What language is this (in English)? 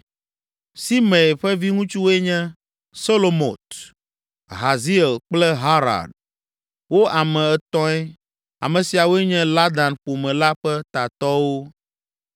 Ewe